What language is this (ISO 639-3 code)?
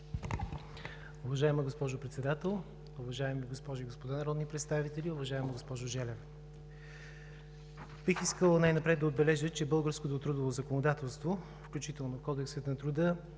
bul